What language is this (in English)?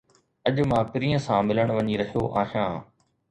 Sindhi